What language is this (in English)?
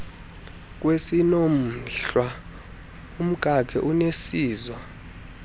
Xhosa